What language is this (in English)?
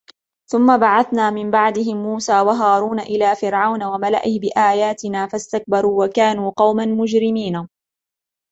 Arabic